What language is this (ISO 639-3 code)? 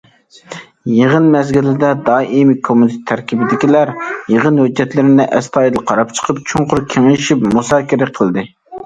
uig